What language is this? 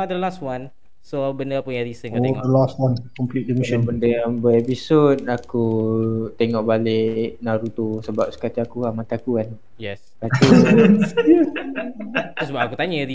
Malay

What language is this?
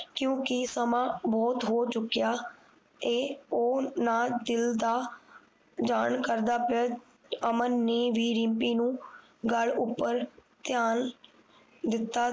Punjabi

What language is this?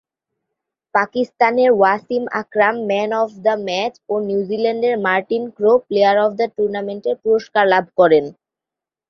Bangla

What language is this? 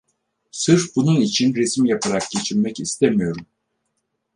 Turkish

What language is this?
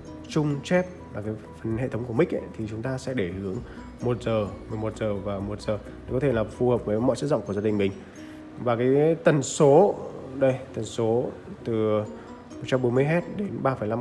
Vietnamese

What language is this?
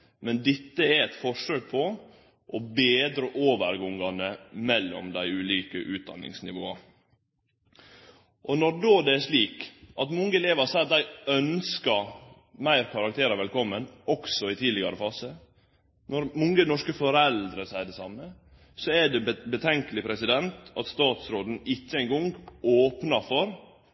Norwegian Nynorsk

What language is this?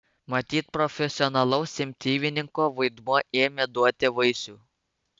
Lithuanian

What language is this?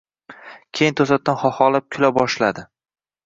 Uzbek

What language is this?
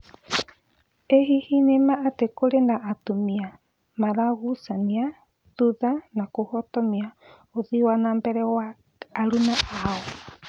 Kikuyu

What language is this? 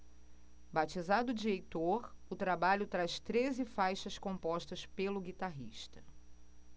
Portuguese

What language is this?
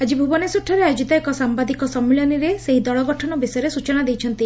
Odia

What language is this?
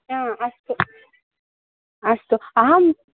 Sanskrit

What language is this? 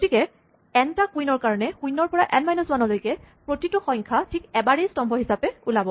Assamese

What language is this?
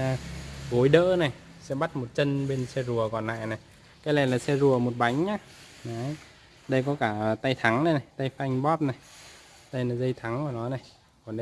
Vietnamese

